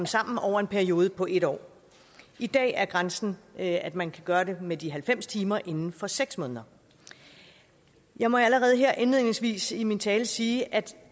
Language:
Danish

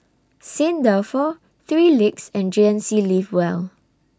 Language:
English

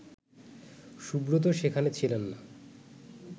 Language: Bangla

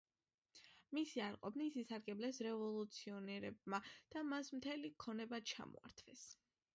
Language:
Georgian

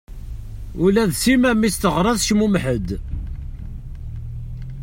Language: Kabyle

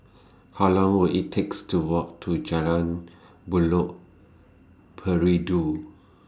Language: English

